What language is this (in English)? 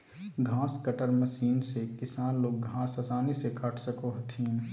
Magahi